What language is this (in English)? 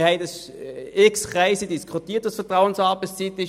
Swiss German